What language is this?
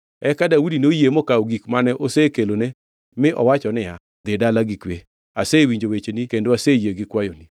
Luo (Kenya and Tanzania)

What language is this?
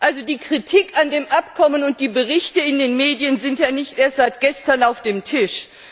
German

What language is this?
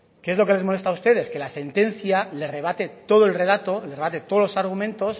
Spanish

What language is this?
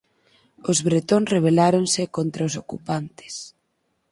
Galician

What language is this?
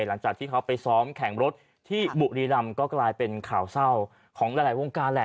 Thai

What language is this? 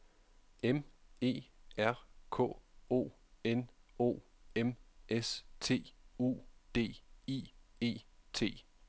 Danish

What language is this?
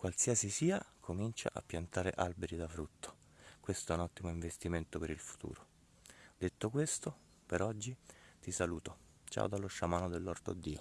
Italian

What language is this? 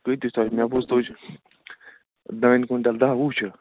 Kashmiri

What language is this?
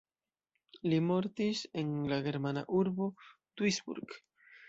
Esperanto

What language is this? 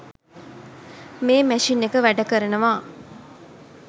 Sinhala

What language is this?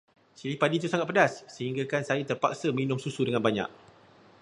Malay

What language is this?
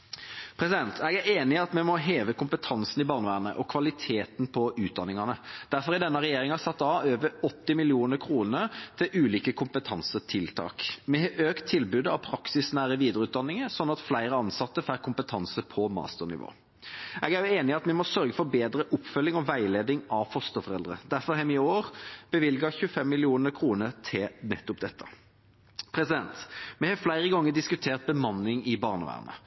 Norwegian Bokmål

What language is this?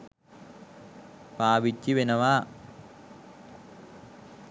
Sinhala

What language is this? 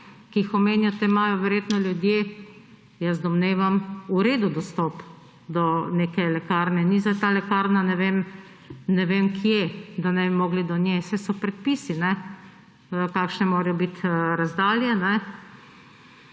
Slovenian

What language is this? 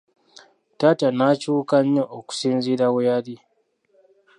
Ganda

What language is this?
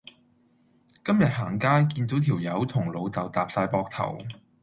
Cantonese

